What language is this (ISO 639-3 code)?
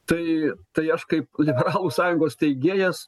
lit